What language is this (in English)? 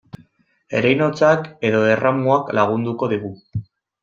Basque